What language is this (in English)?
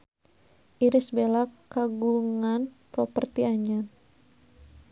Sundanese